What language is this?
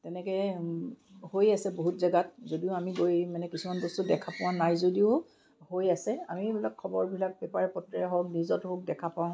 Assamese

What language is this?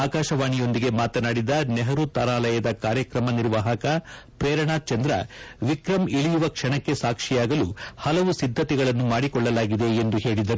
Kannada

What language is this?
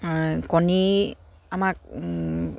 Assamese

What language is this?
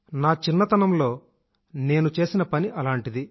Telugu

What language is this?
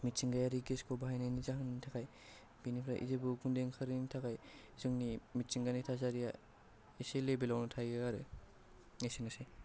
Bodo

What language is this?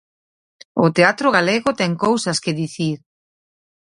Galician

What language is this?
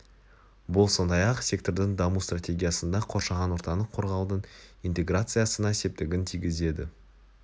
Kazakh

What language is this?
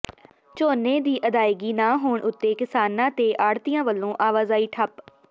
Punjabi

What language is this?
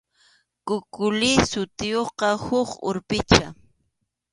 Arequipa-La Unión Quechua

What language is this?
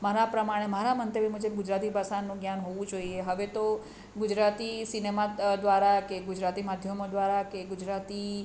Gujarati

